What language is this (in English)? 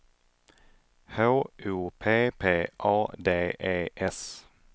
Swedish